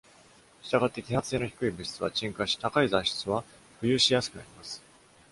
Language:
Japanese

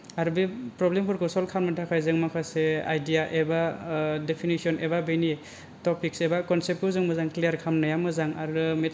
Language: Bodo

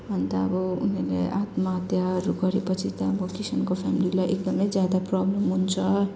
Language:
Nepali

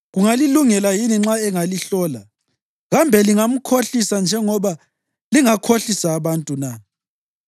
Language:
North Ndebele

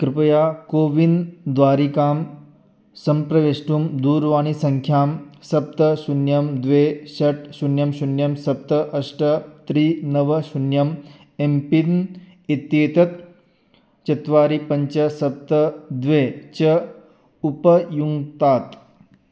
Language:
Sanskrit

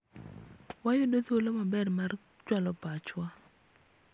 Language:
Luo (Kenya and Tanzania)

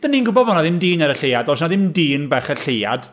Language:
Welsh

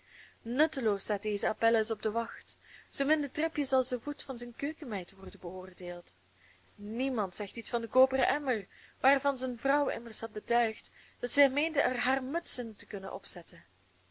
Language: Dutch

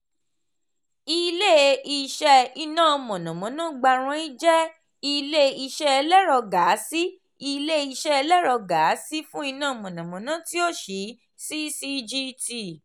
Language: Yoruba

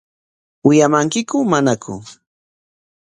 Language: Corongo Ancash Quechua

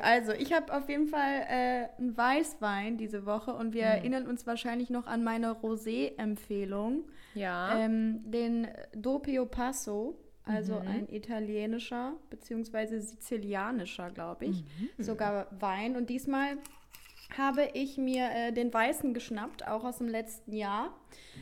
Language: German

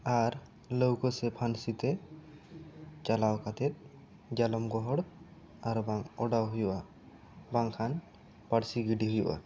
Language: Santali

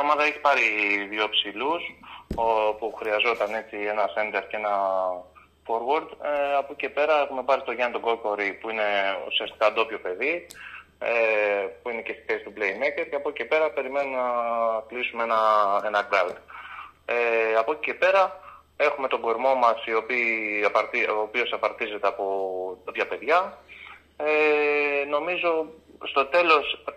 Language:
Greek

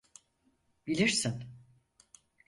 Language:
Turkish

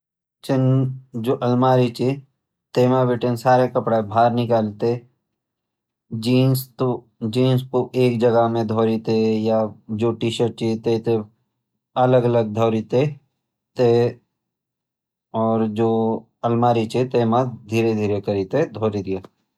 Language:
Garhwali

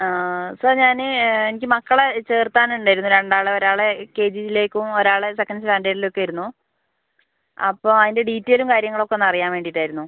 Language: Malayalam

